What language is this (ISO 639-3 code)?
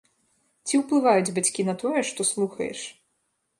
bel